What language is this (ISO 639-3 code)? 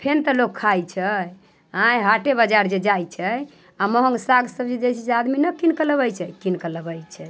mai